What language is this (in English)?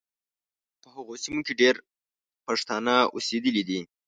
Pashto